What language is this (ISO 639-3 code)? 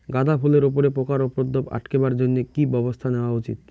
ben